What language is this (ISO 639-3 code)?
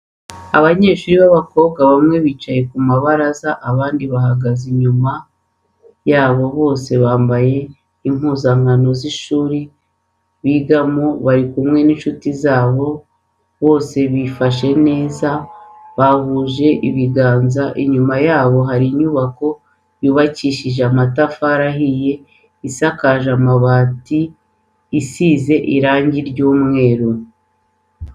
kin